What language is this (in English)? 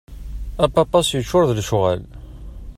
Kabyle